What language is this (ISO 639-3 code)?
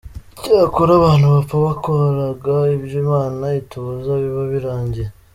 kin